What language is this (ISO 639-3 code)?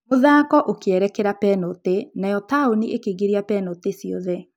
kik